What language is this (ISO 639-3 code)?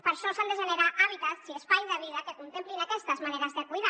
cat